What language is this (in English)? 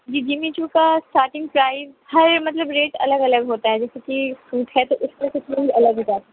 Urdu